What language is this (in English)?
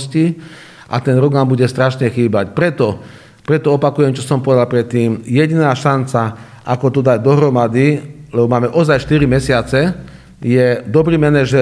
Slovak